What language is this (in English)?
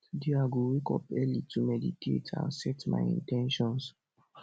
Nigerian Pidgin